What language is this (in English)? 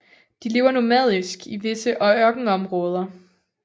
Danish